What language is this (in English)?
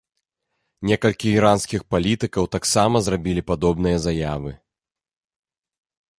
Belarusian